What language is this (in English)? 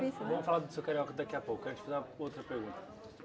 Portuguese